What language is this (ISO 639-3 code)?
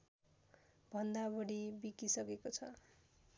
nep